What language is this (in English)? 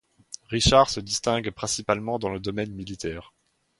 French